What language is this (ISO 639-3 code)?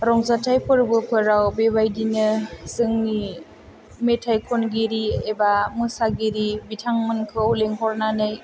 brx